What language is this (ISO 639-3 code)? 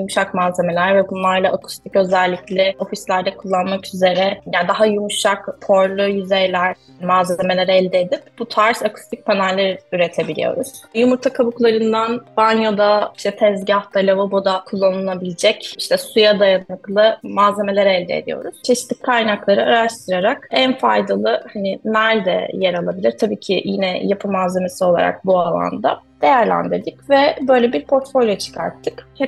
tur